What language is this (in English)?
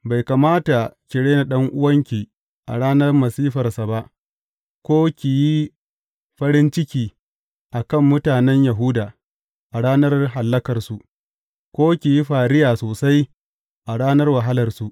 Hausa